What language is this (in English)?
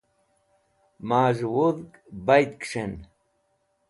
Wakhi